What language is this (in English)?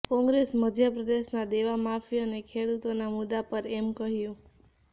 Gujarati